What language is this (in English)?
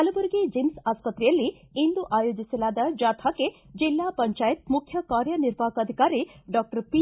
Kannada